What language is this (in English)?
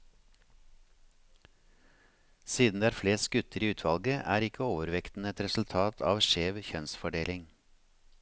Norwegian